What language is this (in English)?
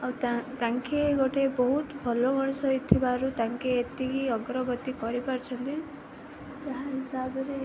Odia